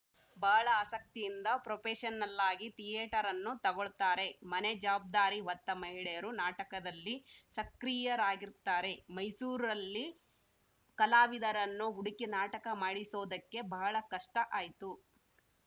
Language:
Kannada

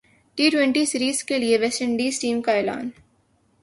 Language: Urdu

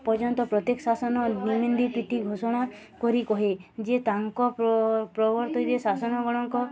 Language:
Odia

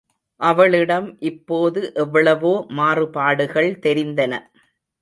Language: Tamil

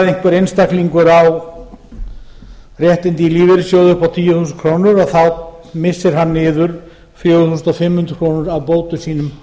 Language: Icelandic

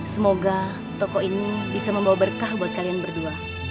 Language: Indonesian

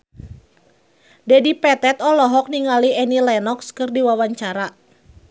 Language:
Sundanese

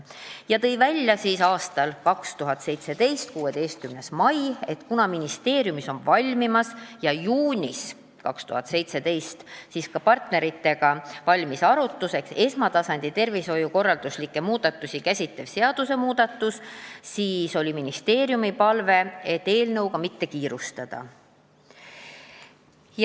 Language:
Estonian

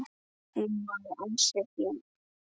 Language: Icelandic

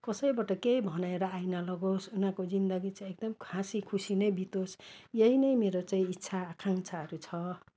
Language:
Nepali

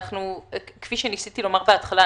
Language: Hebrew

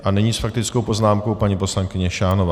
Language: Czech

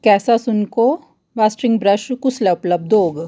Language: Dogri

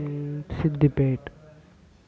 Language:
Telugu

